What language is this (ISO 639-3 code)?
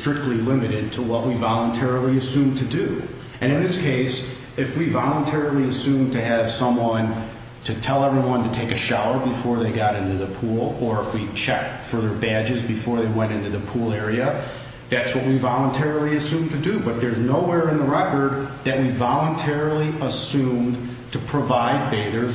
eng